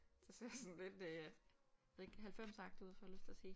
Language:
Danish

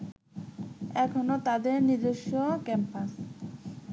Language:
Bangla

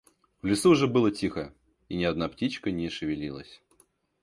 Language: Russian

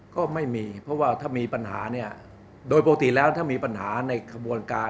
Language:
Thai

